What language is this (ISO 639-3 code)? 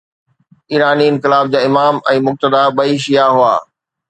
snd